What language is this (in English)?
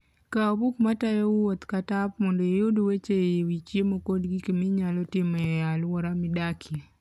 Luo (Kenya and Tanzania)